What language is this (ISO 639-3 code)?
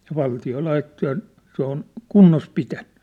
fin